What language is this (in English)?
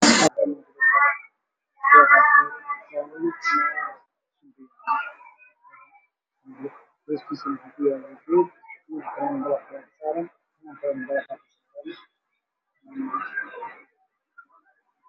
Somali